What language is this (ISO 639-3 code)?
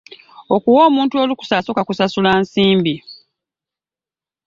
lug